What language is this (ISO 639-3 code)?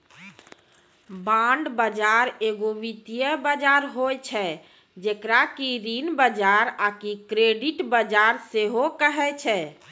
mai